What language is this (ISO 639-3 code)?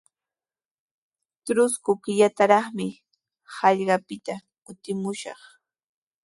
qws